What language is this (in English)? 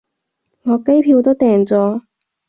Cantonese